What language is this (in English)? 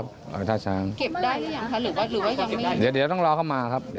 Thai